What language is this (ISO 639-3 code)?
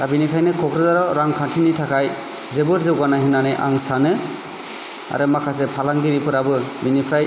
brx